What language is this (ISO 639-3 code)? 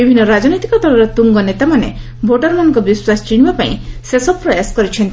ori